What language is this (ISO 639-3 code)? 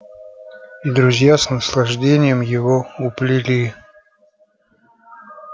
rus